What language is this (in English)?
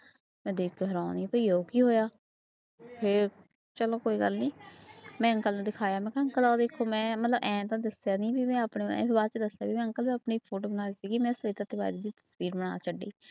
Punjabi